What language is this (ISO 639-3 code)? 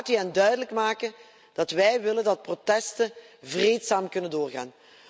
nld